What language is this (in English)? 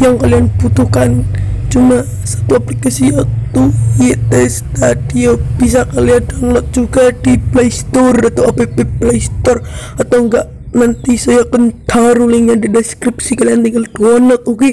Romanian